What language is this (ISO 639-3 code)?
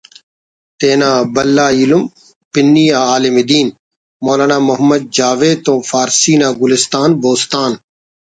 brh